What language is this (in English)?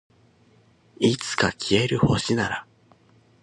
Japanese